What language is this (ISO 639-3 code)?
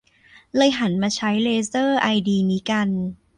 tha